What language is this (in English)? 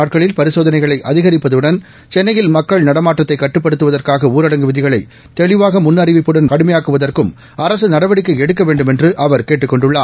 Tamil